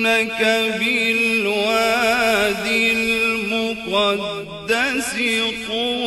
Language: Arabic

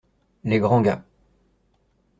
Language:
French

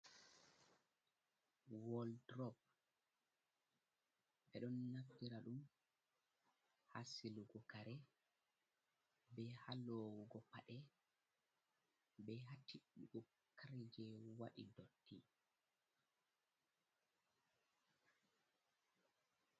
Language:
Fula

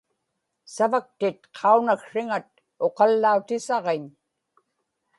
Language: Inupiaq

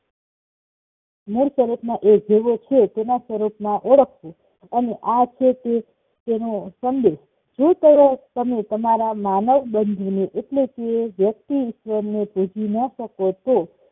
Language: Gujarati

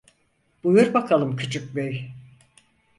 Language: Turkish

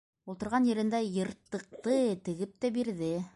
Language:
Bashkir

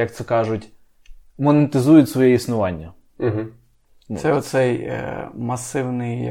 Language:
Ukrainian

